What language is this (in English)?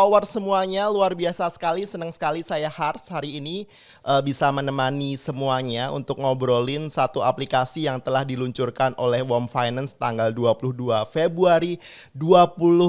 Indonesian